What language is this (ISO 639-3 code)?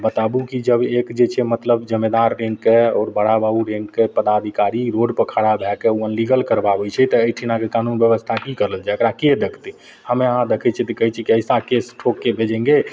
mai